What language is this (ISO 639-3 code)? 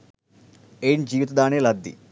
sin